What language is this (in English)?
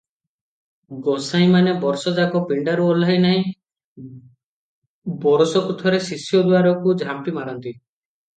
Odia